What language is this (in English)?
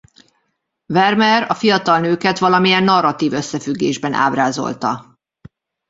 Hungarian